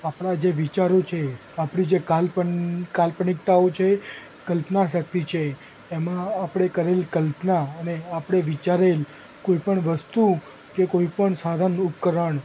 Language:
Gujarati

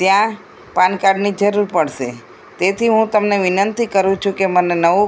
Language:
Gujarati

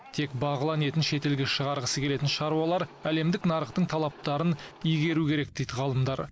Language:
Kazakh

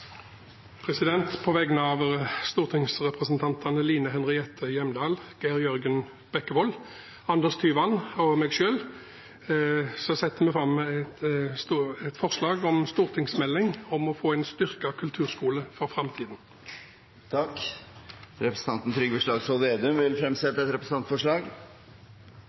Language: Norwegian Bokmål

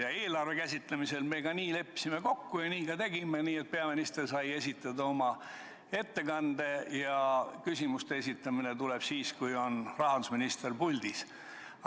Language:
Estonian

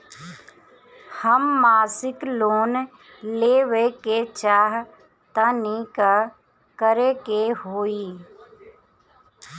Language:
Bhojpuri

